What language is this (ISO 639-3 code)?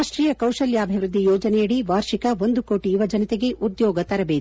kan